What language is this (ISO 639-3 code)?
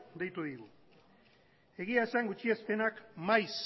eus